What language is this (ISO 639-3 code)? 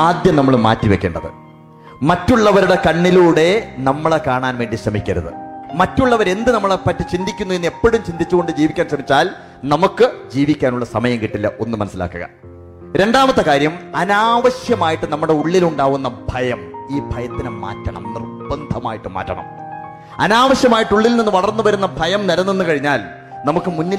mal